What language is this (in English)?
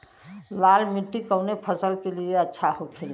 Bhojpuri